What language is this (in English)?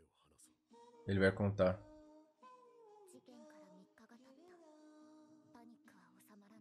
Portuguese